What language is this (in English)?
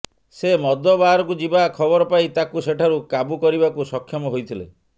Odia